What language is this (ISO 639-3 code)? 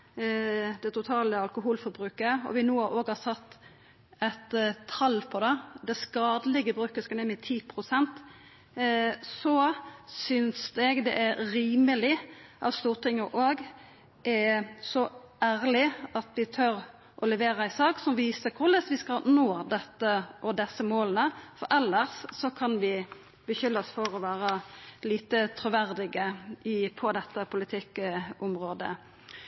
nno